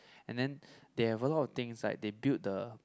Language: English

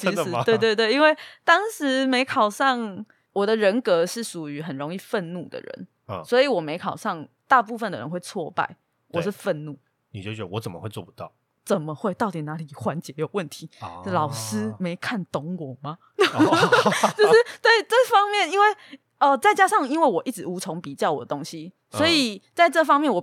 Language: Chinese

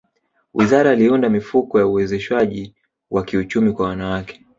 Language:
Swahili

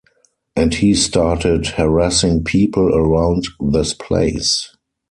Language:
English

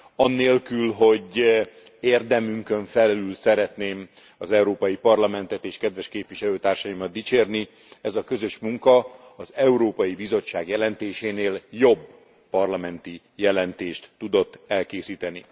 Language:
Hungarian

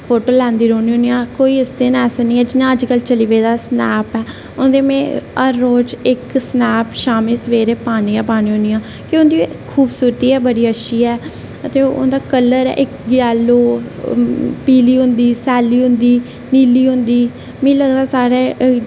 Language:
Dogri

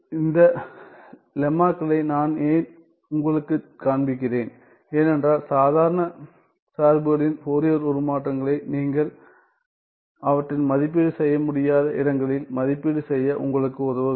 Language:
Tamil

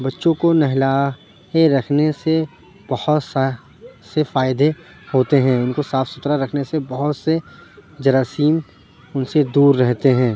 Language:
Urdu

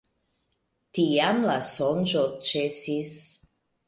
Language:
Esperanto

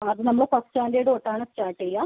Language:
Malayalam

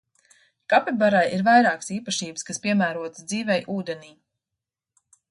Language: Latvian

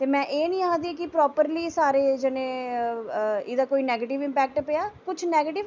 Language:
Dogri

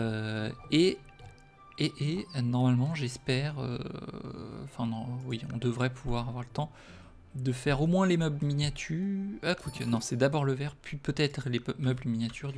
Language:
French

